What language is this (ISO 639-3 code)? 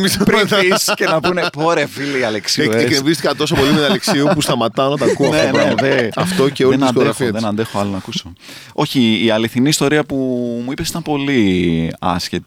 ell